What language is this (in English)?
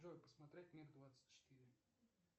Russian